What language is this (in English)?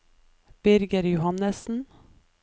Norwegian